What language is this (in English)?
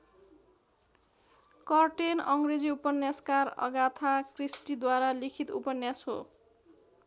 Nepali